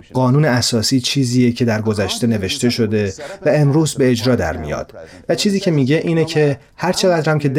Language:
Persian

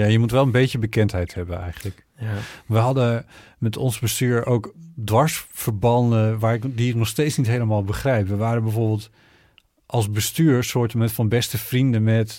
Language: Dutch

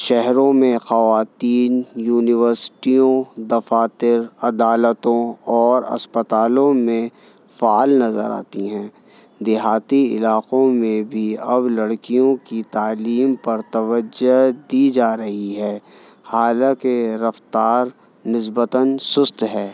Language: Urdu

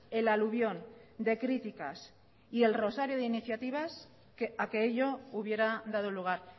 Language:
Spanish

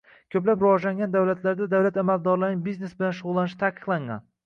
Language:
Uzbek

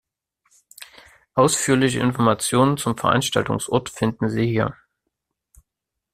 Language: German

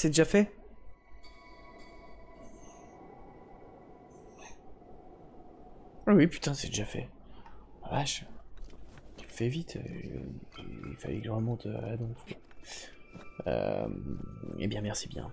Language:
French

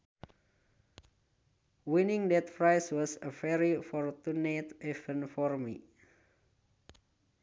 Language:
Sundanese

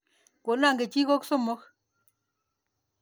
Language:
Kalenjin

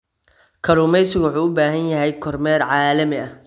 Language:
Somali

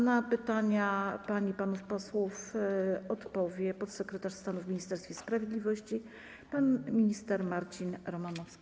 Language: Polish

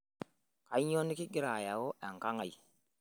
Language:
Masai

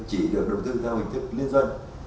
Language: Vietnamese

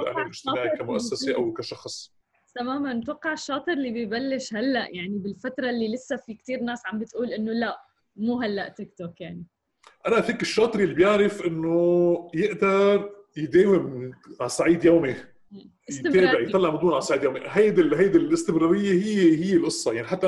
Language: Arabic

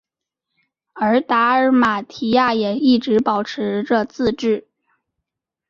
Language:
Chinese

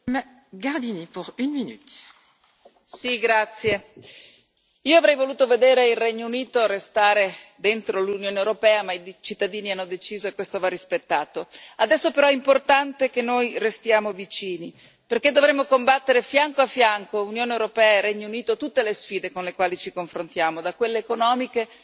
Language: Italian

